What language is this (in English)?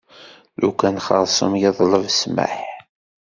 Kabyle